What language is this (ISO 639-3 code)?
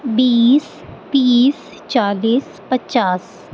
urd